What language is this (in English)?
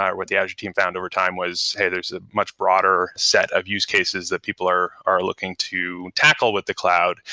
English